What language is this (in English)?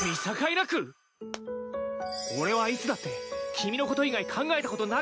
Japanese